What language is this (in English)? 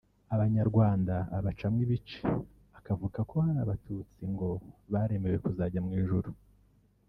Kinyarwanda